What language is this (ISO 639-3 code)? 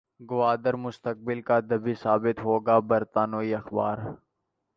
urd